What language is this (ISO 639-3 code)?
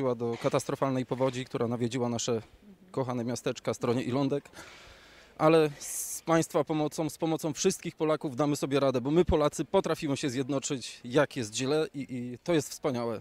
pol